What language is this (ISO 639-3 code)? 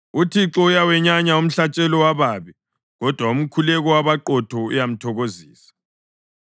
nde